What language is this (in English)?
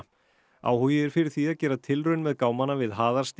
Icelandic